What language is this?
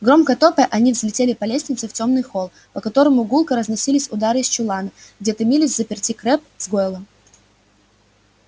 Russian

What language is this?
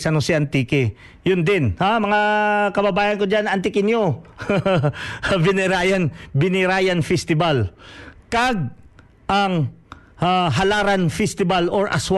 Filipino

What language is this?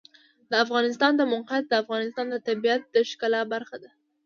Pashto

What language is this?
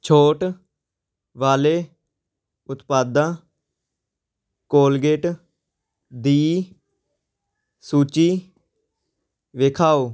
Punjabi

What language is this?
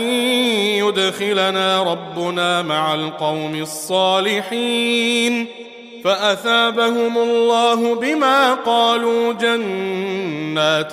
Arabic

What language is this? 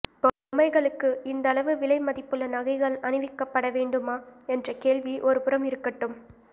Tamil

